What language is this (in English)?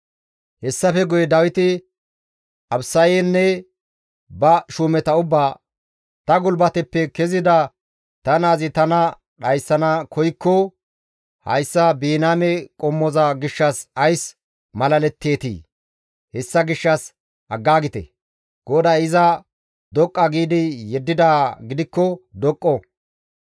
Gamo